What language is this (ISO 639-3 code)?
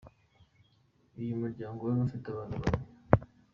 kin